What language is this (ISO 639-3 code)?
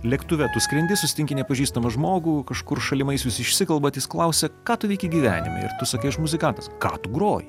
lit